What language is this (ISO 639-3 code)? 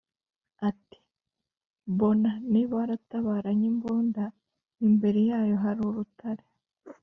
kin